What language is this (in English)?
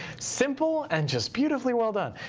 English